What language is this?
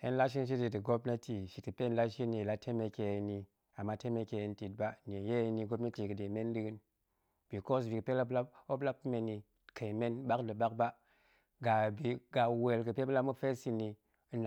Goemai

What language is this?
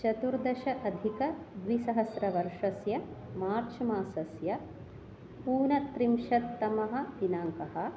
Sanskrit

